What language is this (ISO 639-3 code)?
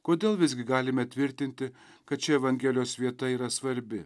lit